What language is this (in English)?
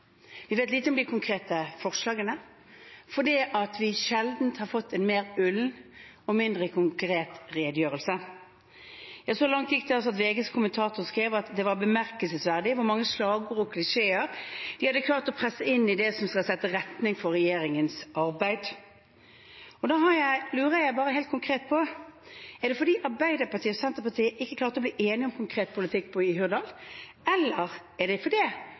Norwegian Bokmål